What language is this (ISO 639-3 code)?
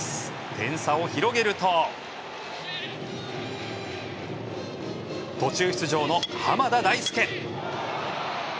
jpn